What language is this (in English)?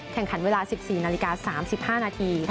Thai